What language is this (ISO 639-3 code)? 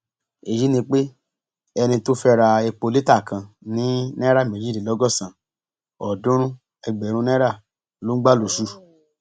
yor